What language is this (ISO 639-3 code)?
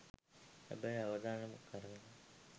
sin